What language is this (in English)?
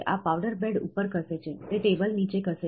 Gujarati